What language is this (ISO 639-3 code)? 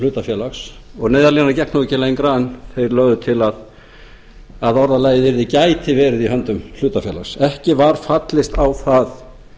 isl